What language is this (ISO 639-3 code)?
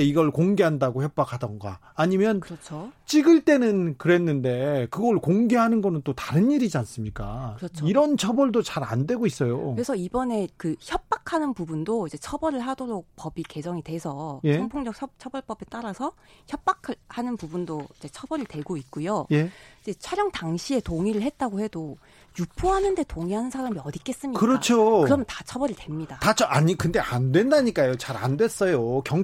kor